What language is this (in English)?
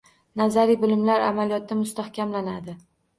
Uzbek